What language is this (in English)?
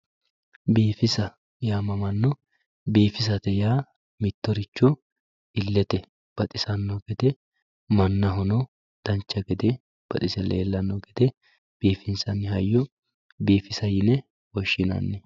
Sidamo